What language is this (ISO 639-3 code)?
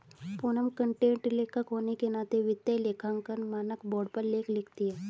hin